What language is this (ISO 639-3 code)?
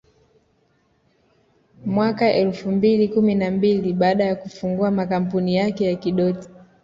swa